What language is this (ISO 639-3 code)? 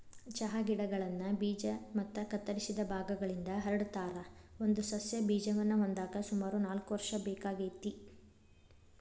kan